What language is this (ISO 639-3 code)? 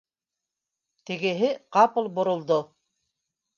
bak